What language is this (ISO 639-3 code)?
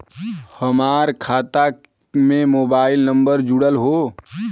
bho